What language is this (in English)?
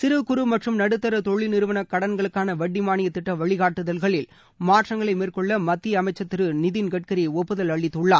Tamil